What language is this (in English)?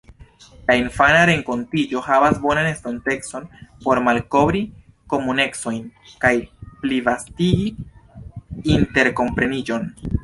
Esperanto